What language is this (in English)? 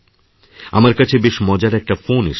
Bangla